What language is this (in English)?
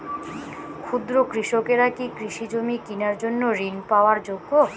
Bangla